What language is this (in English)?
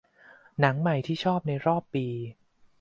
Thai